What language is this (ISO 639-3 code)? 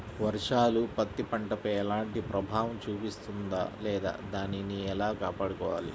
tel